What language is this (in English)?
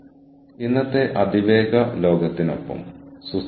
Malayalam